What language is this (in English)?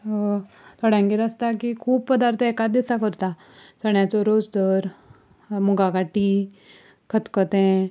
Konkani